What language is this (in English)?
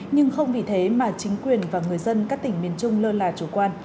Vietnamese